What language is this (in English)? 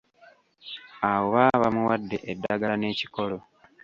Ganda